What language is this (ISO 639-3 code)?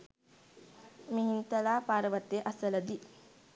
sin